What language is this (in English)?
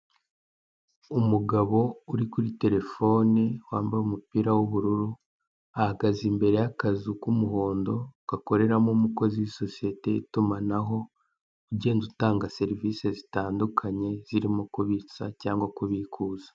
Kinyarwanda